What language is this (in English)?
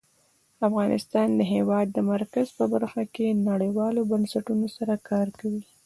Pashto